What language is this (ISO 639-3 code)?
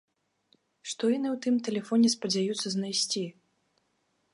bel